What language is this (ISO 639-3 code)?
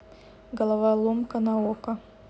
rus